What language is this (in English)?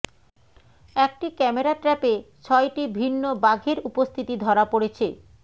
Bangla